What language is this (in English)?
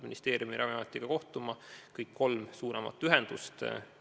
Estonian